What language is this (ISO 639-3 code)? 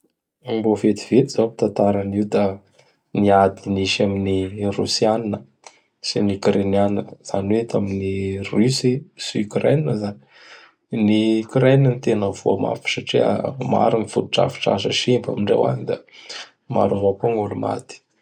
bhr